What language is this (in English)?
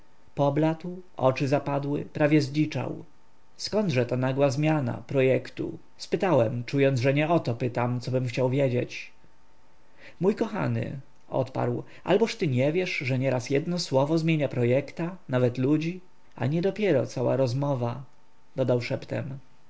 Polish